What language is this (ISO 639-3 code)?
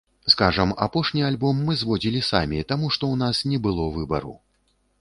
bel